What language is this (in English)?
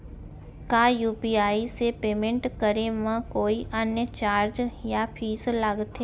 Chhattisgarhi